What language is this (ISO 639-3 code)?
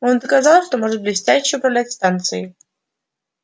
rus